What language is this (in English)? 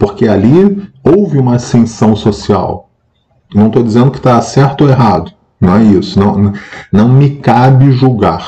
Portuguese